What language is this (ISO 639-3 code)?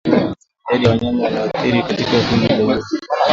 swa